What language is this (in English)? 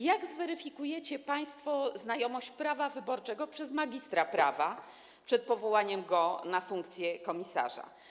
Polish